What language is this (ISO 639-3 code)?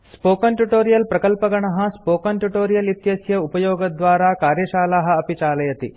san